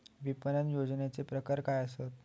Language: Marathi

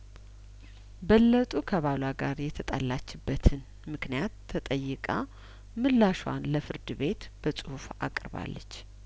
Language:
Amharic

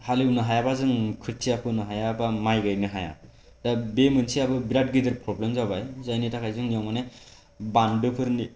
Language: Bodo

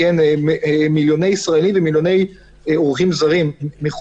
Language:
Hebrew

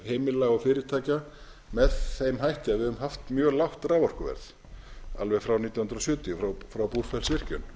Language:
Icelandic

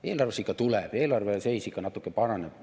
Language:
Estonian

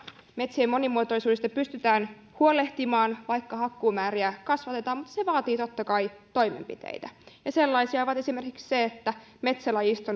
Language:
Finnish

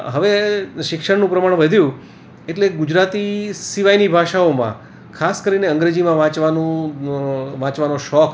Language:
Gujarati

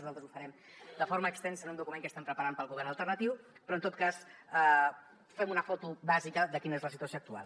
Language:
Catalan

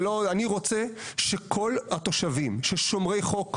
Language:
Hebrew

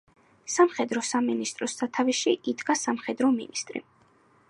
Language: Georgian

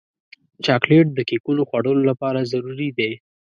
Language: Pashto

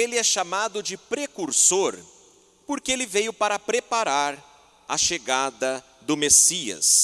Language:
Portuguese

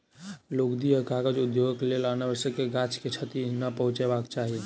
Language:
Maithili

